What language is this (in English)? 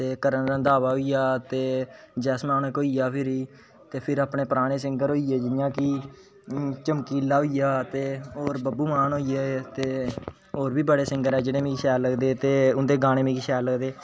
Dogri